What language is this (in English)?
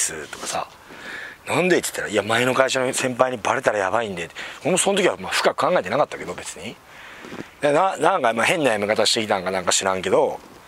Japanese